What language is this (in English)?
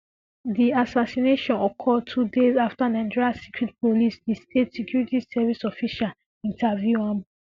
Nigerian Pidgin